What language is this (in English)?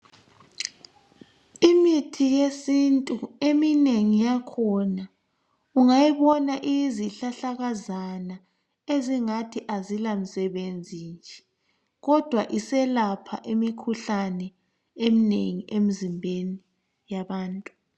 North Ndebele